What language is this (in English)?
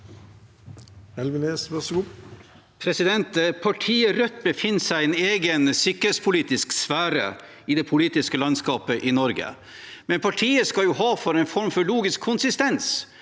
Norwegian